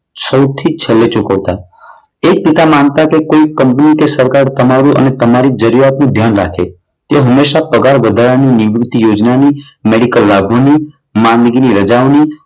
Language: Gujarati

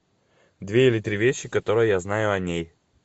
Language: Russian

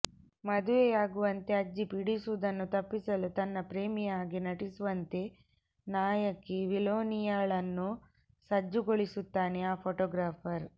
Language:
Kannada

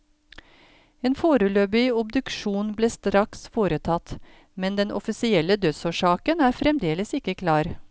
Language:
Norwegian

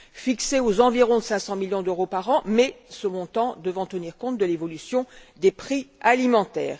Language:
French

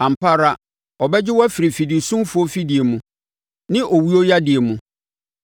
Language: Akan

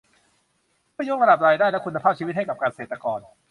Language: Thai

